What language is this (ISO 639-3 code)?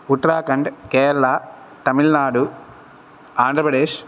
san